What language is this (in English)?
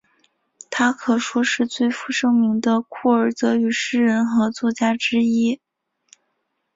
Chinese